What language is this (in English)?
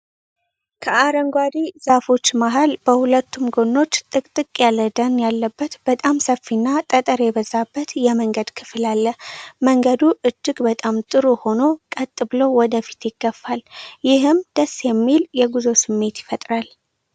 Amharic